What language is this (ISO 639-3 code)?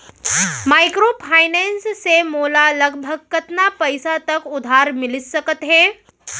hne